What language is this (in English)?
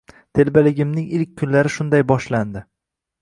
Uzbek